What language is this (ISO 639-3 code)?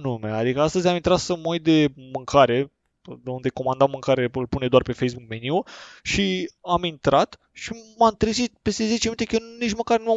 ron